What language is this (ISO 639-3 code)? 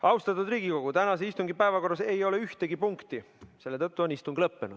est